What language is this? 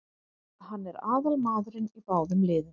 Icelandic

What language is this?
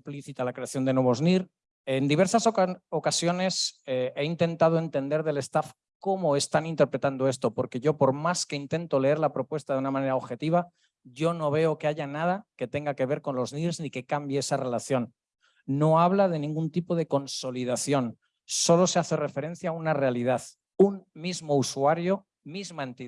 Spanish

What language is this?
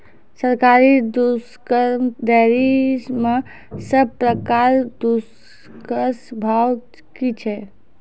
Maithili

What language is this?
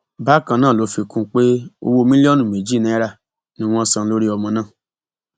Yoruba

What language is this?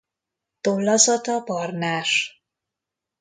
Hungarian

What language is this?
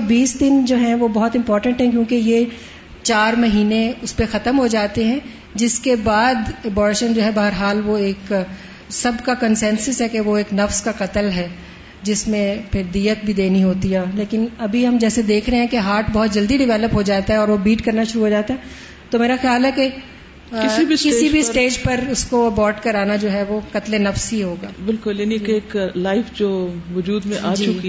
Urdu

